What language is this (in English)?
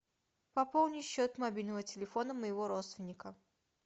Russian